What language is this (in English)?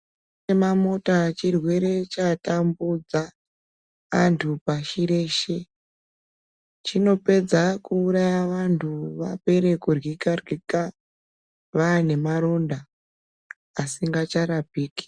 Ndau